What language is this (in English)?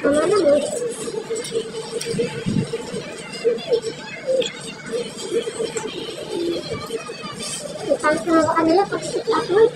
Indonesian